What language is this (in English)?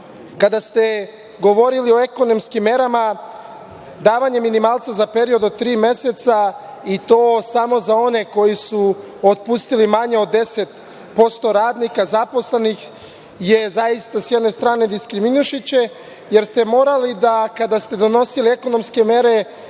Serbian